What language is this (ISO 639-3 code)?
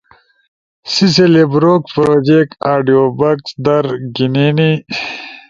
ush